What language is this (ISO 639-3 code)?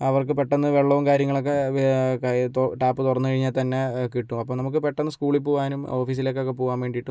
mal